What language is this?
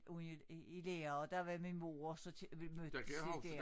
Danish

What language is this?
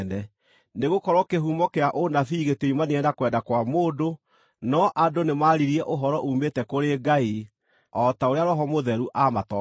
Kikuyu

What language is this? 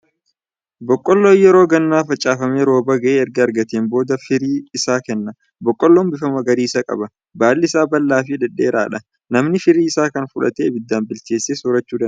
Oromo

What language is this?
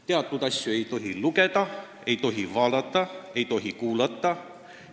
Estonian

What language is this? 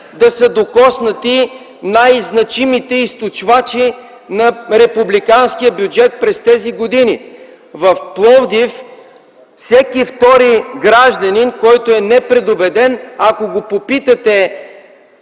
Bulgarian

